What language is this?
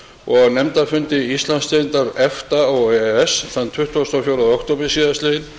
Icelandic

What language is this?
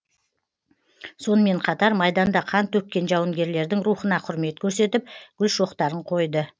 Kazakh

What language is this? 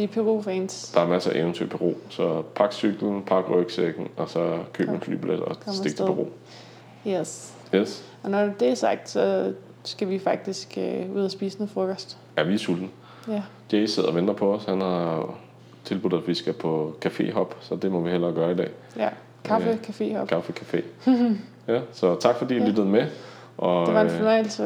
Danish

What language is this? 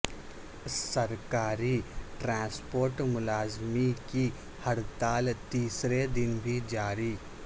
Urdu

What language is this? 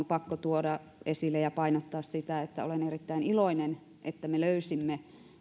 Finnish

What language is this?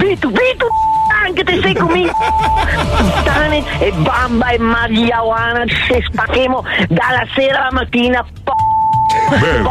Italian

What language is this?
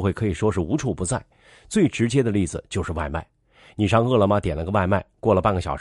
Chinese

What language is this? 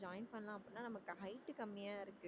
Tamil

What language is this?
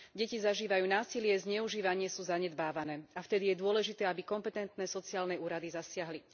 Slovak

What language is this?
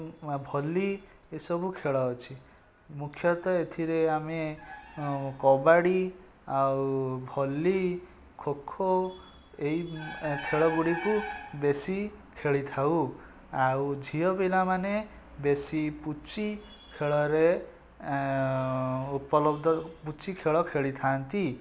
Odia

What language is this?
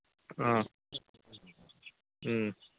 Manipuri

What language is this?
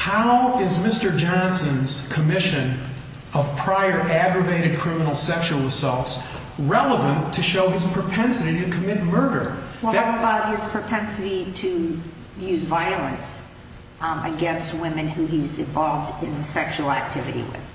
English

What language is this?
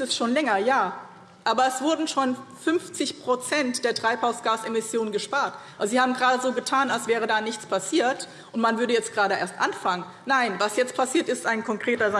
German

